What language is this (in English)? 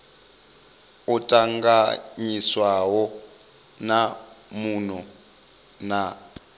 Venda